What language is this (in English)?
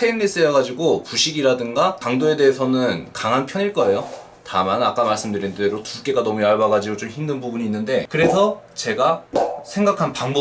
Korean